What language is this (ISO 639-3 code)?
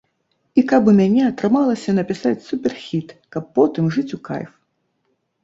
bel